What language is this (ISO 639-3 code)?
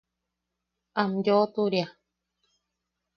yaq